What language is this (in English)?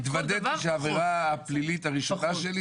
Hebrew